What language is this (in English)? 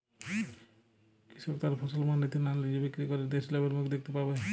Bangla